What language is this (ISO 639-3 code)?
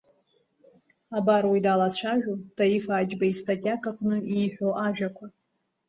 abk